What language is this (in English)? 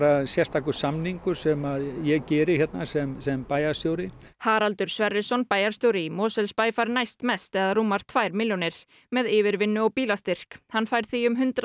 Icelandic